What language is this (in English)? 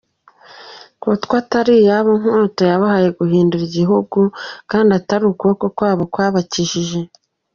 Kinyarwanda